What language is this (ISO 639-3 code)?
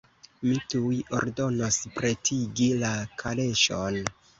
epo